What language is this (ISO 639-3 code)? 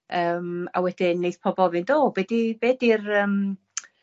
cym